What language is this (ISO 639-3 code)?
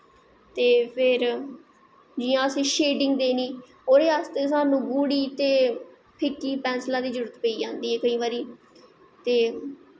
doi